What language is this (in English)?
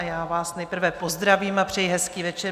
Czech